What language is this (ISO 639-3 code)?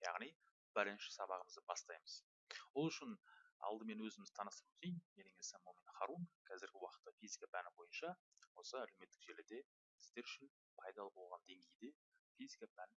tur